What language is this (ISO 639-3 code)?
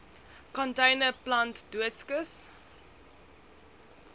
afr